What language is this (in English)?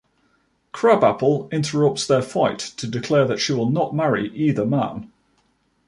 English